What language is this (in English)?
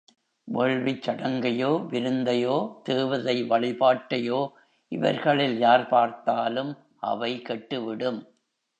Tamil